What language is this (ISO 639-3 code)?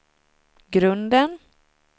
swe